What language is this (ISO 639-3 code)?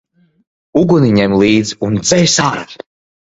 lav